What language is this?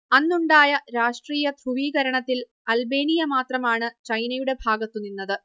Malayalam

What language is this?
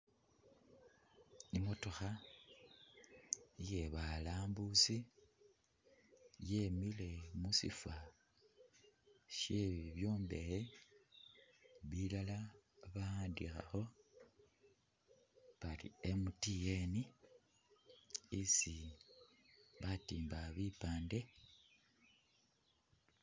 Masaaba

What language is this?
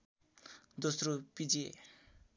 Nepali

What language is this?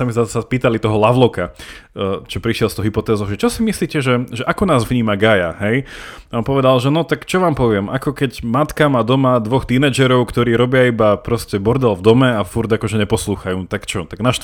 Slovak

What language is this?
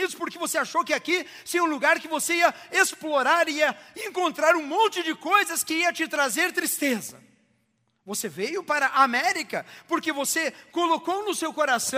Portuguese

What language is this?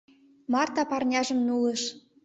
Mari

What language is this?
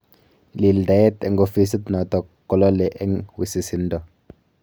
Kalenjin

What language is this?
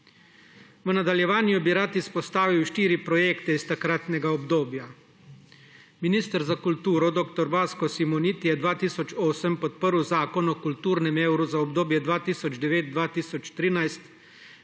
Slovenian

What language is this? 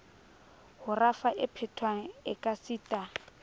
Southern Sotho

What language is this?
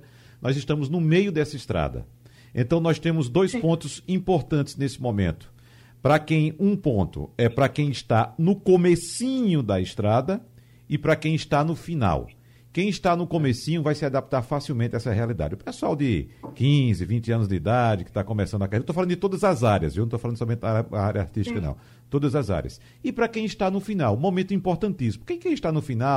Portuguese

